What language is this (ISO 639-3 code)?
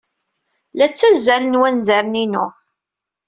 kab